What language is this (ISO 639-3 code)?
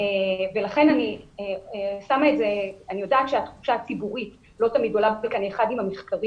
heb